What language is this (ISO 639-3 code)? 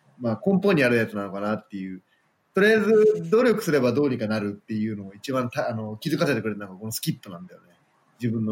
jpn